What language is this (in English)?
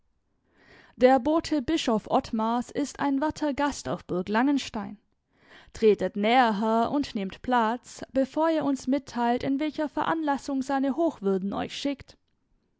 German